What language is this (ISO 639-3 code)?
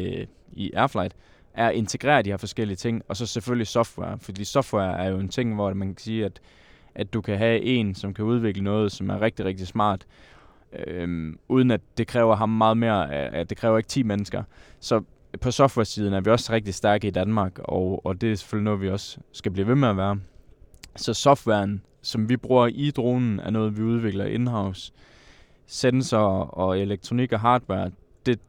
dan